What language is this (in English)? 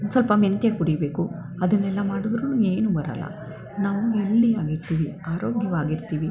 Kannada